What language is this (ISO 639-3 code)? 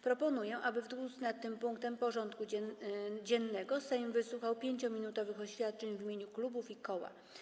pol